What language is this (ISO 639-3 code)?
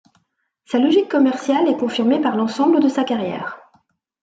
fra